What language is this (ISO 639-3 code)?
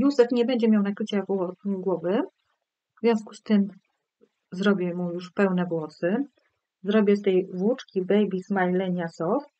pol